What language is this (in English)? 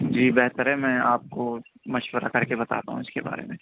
Urdu